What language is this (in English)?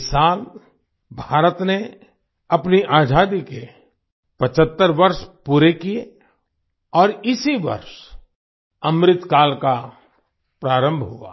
Hindi